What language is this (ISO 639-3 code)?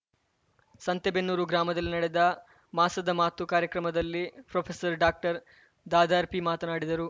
kan